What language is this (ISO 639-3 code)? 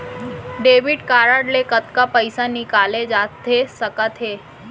hne